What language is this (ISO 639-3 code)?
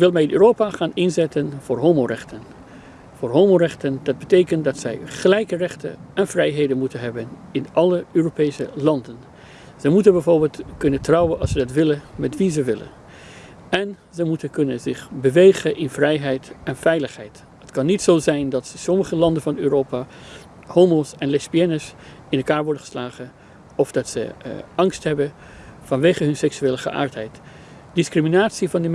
nld